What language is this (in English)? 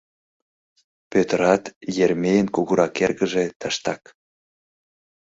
Mari